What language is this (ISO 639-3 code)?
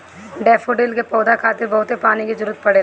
bho